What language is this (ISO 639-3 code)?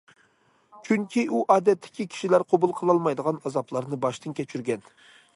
uig